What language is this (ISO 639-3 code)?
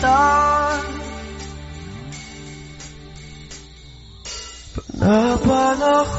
ara